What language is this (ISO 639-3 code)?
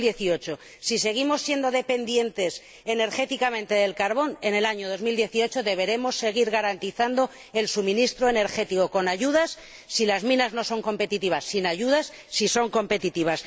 spa